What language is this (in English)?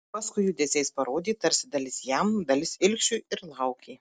Lithuanian